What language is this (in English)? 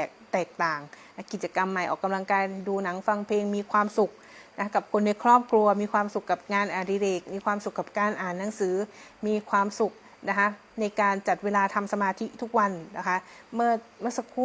Thai